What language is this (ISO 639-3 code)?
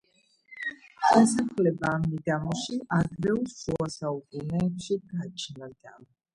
kat